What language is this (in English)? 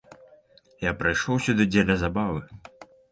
Belarusian